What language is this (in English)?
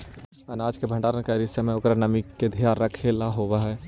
Magahi